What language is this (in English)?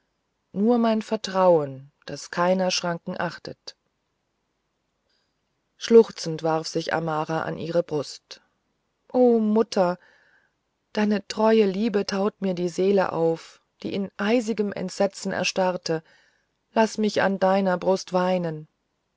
German